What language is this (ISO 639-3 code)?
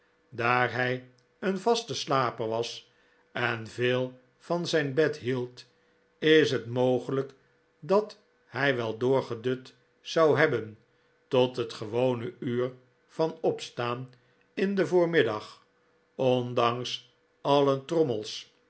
nld